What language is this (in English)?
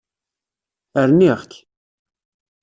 Kabyle